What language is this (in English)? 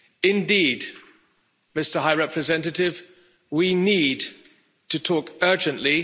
English